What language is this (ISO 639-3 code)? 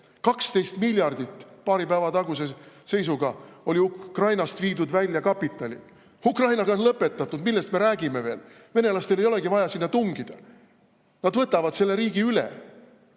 est